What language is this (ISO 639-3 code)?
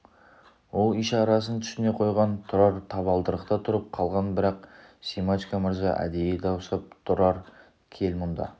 kaz